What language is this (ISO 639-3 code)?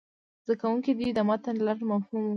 pus